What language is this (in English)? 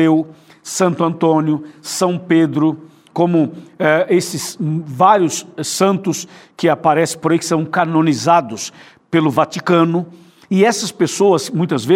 Portuguese